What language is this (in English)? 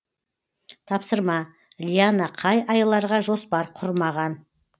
Kazakh